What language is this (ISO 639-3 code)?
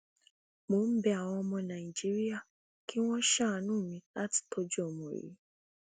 yor